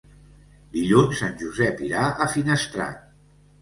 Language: Catalan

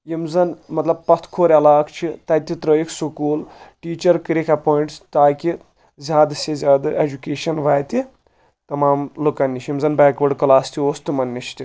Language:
Kashmiri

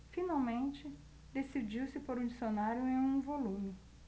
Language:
Portuguese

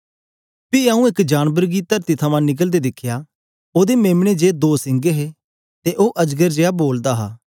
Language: Dogri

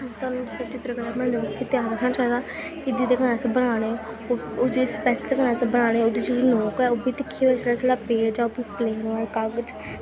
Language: Dogri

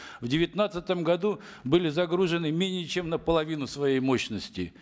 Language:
Kazakh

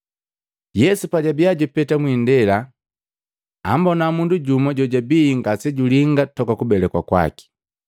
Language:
Matengo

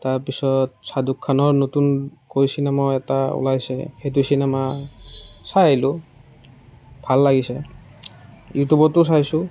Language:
Assamese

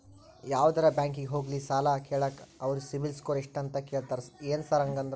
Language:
Kannada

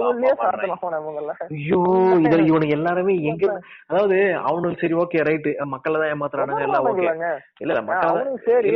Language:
Tamil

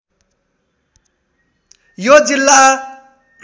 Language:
Nepali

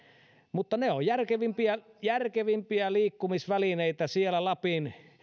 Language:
Finnish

